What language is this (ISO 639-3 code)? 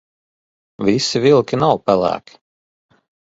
lav